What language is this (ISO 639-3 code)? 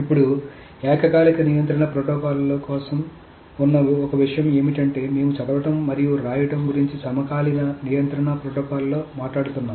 tel